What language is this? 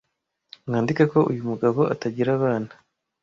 Kinyarwanda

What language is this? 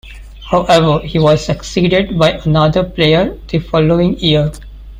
English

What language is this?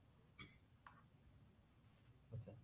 Odia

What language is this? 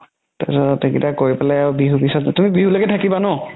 Assamese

